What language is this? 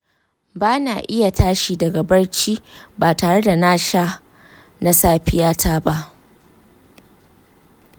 Hausa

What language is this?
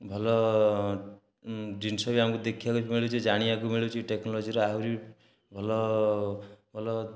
Odia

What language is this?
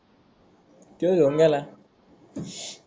Marathi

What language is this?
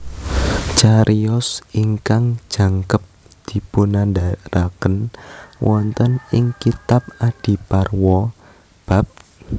Javanese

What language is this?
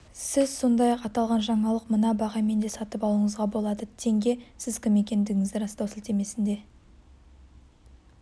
Kazakh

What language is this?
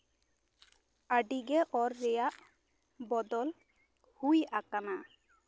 Santali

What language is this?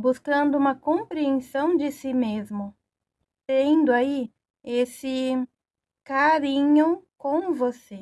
Portuguese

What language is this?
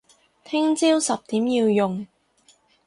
Cantonese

